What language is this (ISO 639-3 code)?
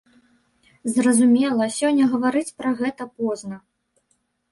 bel